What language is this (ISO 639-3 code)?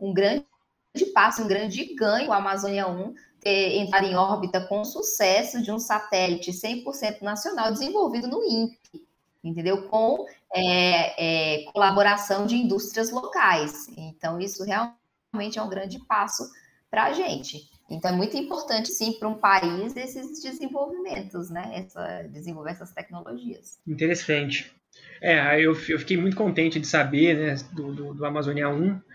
por